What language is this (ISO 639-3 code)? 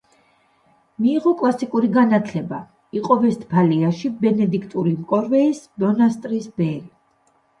kat